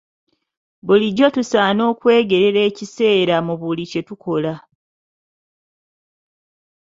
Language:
Ganda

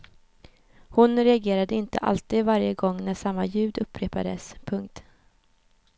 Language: Swedish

